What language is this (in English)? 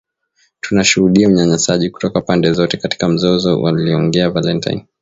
Swahili